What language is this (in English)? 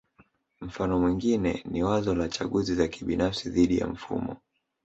Swahili